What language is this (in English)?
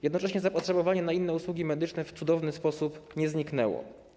Polish